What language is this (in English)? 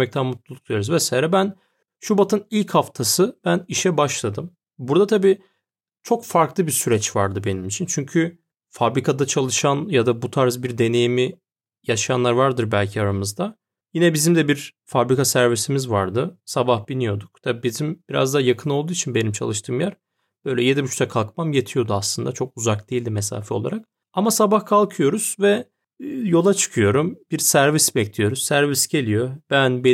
Turkish